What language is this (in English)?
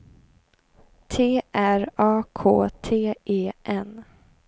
Swedish